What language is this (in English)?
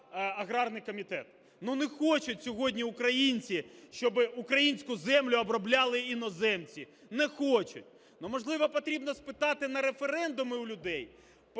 Ukrainian